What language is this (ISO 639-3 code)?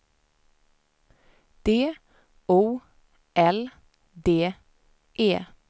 swe